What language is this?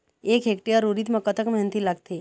Chhattisgarhi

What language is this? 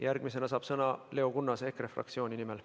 Estonian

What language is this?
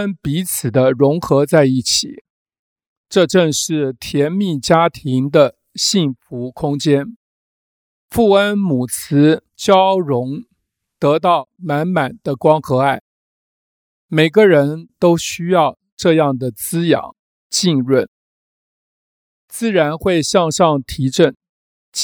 Chinese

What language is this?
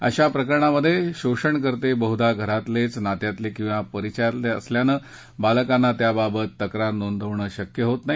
Marathi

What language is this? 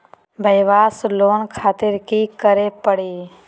Magahi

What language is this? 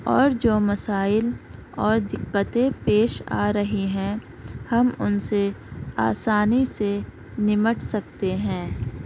Urdu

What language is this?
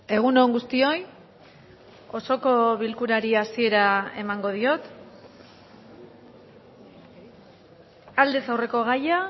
Basque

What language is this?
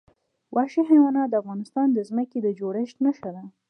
Pashto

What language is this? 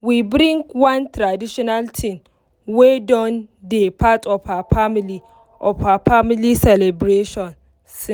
Nigerian Pidgin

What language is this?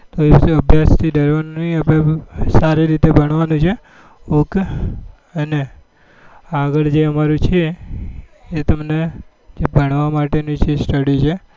Gujarati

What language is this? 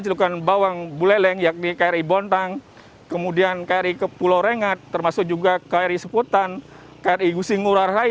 Indonesian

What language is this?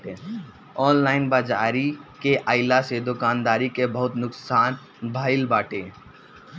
Bhojpuri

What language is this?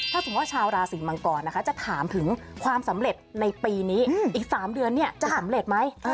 Thai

